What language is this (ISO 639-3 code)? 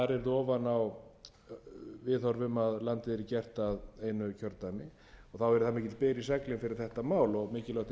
isl